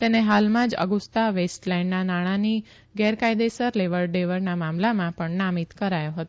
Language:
Gujarati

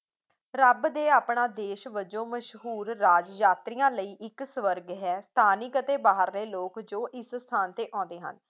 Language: Punjabi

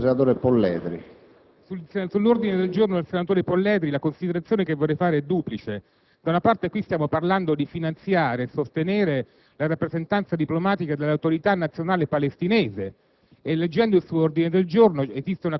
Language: Italian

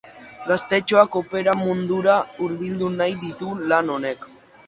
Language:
Basque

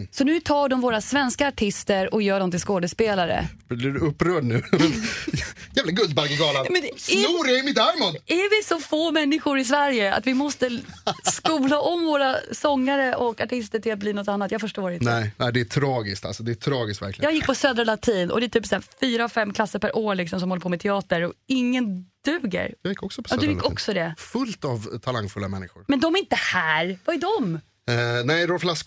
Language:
Swedish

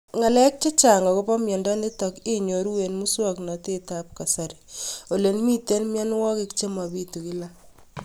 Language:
Kalenjin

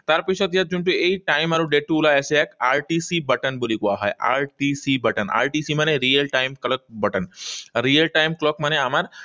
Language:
Assamese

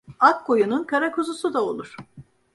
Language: Turkish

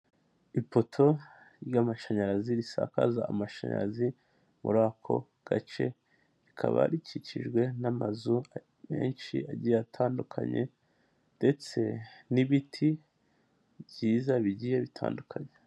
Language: Kinyarwanda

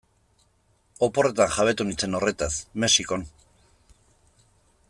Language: Basque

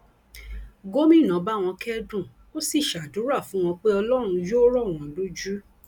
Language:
Yoruba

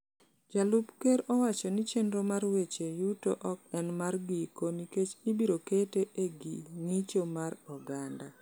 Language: Luo (Kenya and Tanzania)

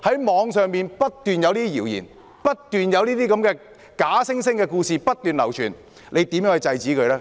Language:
Cantonese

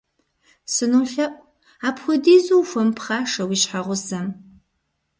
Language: Kabardian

